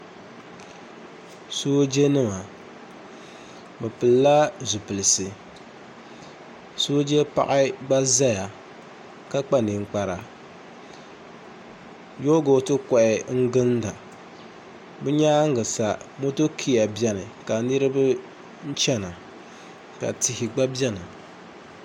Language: Dagbani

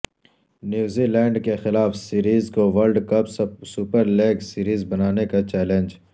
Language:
Urdu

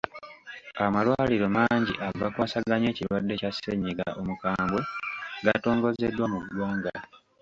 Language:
Ganda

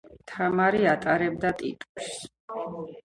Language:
Georgian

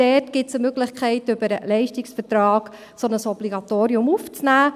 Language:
Swiss German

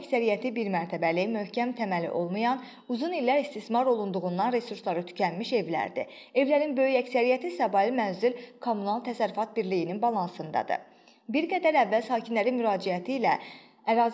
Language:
Azerbaijani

